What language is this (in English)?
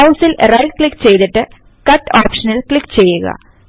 Malayalam